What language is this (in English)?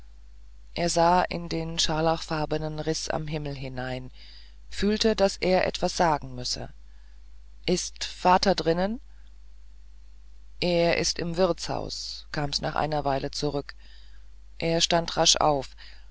German